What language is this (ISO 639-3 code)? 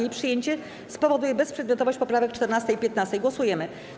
pol